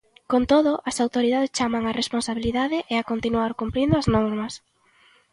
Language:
Galician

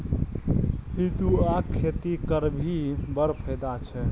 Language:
Maithili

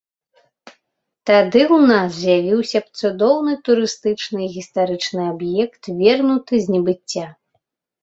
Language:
Belarusian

